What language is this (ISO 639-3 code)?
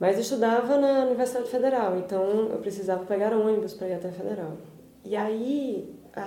por